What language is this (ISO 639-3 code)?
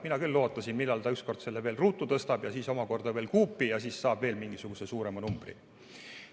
est